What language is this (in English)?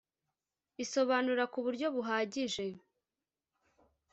Kinyarwanda